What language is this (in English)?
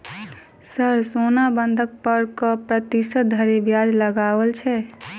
Maithili